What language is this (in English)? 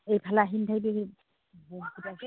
Assamese